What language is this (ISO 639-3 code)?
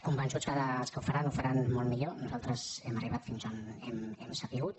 cat